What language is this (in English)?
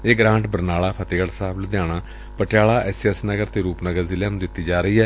Punjabi